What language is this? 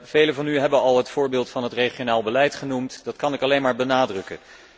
Dutch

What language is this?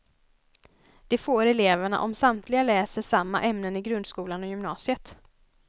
Swedish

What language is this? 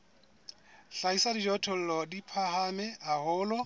Southern Sotho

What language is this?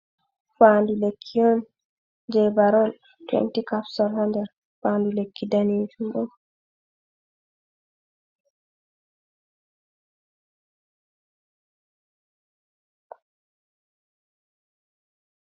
Fula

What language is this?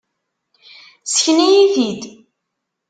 Kabyle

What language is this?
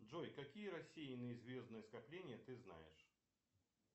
Russian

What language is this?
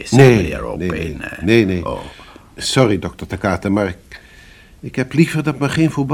Dutch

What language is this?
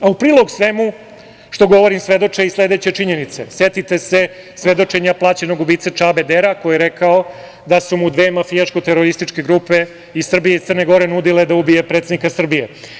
Serbian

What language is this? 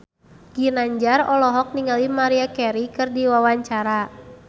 Sundanese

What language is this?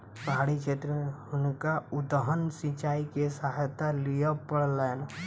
Maithili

